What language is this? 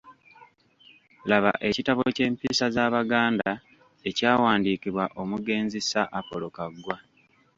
Ganda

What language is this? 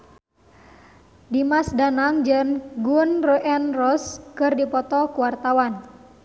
Sundanese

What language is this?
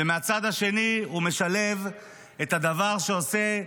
Hebrew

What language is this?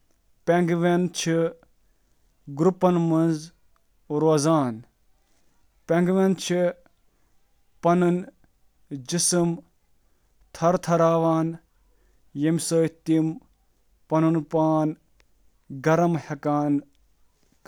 Kashmiri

